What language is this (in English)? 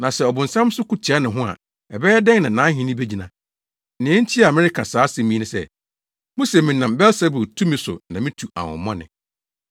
Akan